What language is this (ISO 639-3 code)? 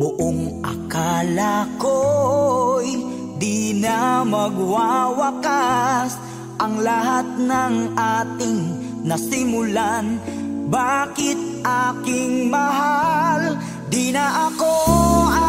fil